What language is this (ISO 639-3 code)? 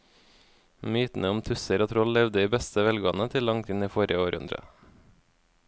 nor